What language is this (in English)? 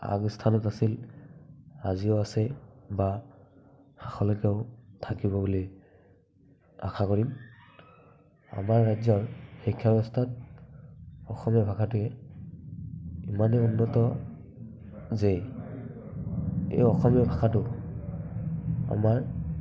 Assamese